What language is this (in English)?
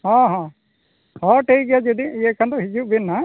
Santali